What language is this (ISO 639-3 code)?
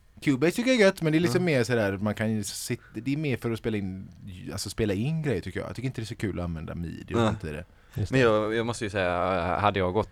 swe